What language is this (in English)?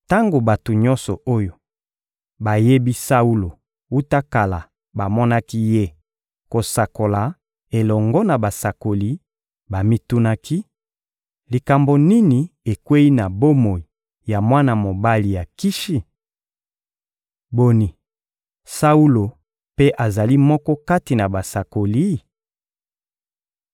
Lingala